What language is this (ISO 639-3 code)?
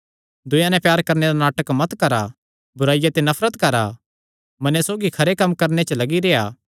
xnr